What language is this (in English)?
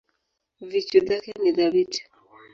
Swahili